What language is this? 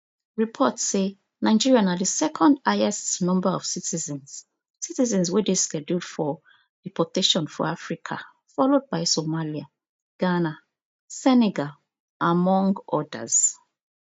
Nigerian Pidgin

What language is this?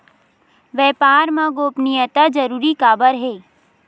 Chhattisgarhi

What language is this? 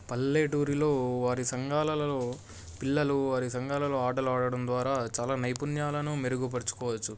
Telugu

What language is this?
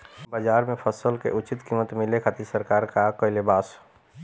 Bhojpuri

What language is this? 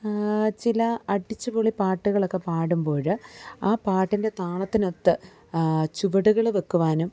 Malayalam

